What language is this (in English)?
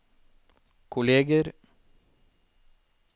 Norwegian